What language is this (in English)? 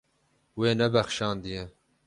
Kurdish